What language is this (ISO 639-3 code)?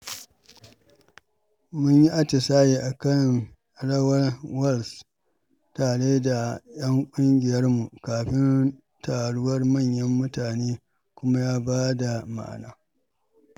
hau